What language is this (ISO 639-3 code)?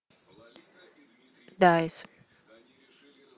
rus